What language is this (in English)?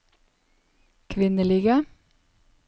Norwegian